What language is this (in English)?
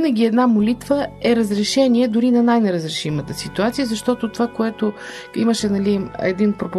Bulgarian